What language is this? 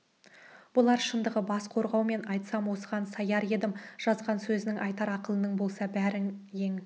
Kazakh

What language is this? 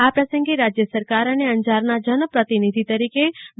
Gujarati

